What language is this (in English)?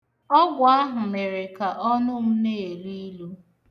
Igbo